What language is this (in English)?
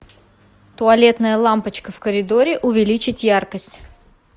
Russian